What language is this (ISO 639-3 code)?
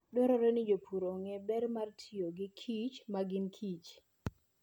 luo